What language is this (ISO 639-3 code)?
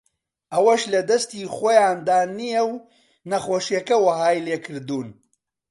ckb